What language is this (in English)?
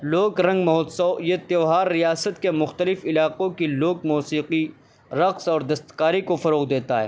Urdu